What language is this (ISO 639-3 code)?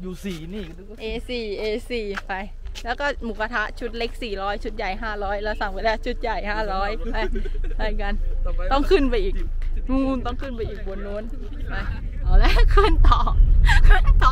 tha